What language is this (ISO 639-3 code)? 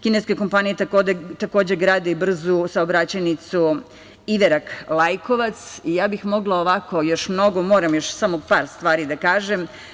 srp